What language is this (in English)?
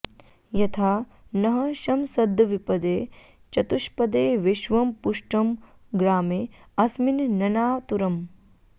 Sanskrit